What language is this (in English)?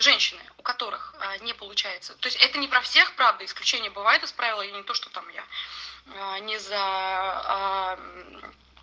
Russian